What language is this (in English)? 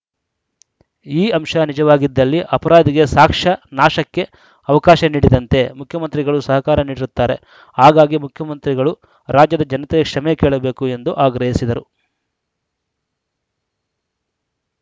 Kannada